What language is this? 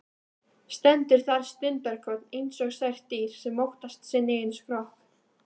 Icelandic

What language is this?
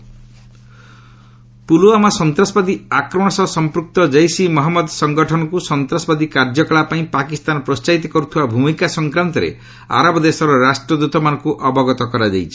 Odia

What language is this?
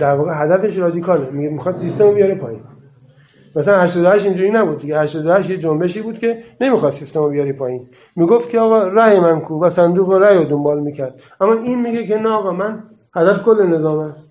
Persian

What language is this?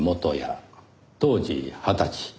Japanese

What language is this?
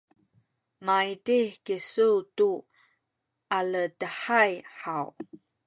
Sakizaya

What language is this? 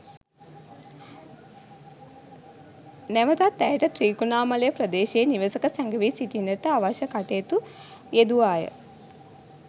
Sinhala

